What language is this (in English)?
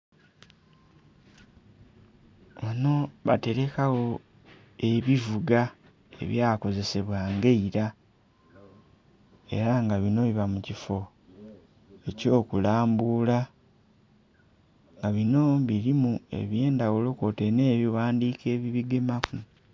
Soga